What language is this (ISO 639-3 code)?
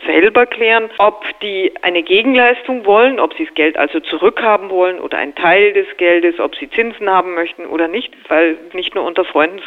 deu